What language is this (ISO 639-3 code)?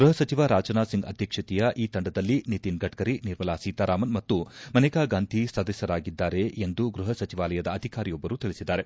kan